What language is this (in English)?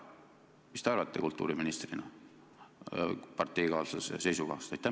Estonian